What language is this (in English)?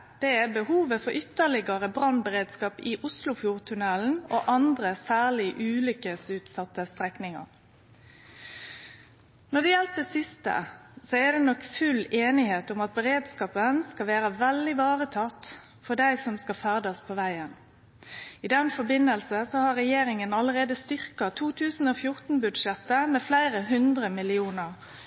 Norwegian Nynorsk